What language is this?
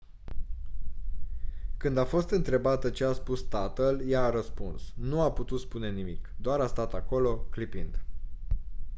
Romanian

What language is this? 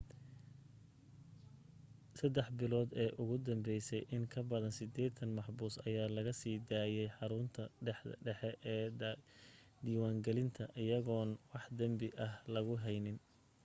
Somali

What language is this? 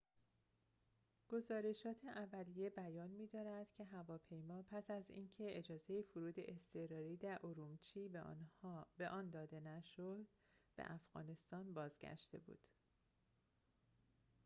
Persian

